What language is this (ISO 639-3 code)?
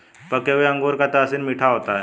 hin